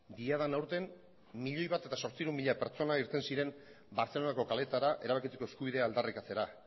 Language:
Basque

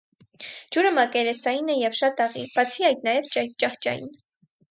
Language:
Armenian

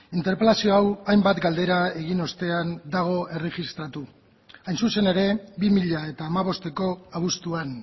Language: Basque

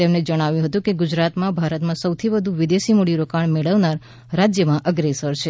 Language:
Gujarati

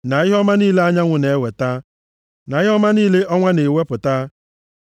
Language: Igbo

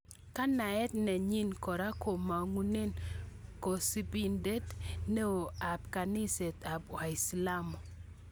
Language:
Kalenjin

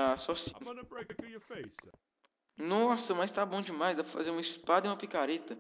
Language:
Portuguese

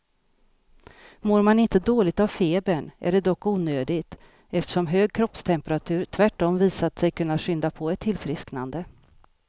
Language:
Swedish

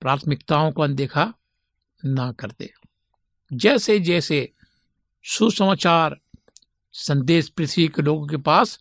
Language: Hindi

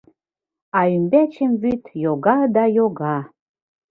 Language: Mari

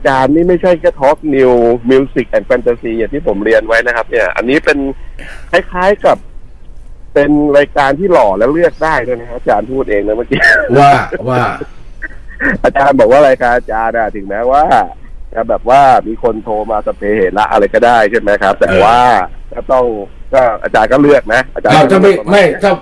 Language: Thai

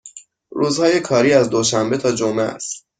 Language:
Persian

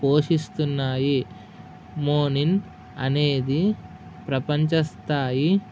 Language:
Telugu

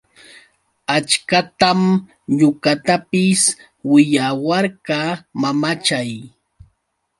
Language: Yauyos Quechua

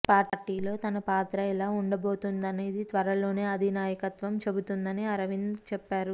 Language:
Telugu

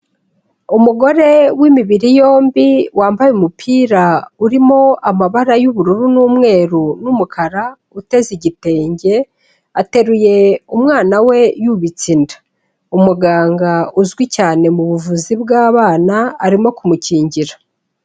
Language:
Kinyarwanda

